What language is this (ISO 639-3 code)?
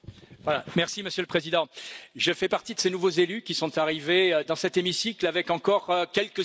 fra